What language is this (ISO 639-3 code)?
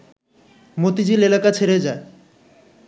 ben